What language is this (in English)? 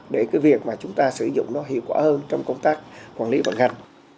Vietnamese